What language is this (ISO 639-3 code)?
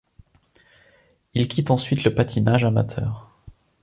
fra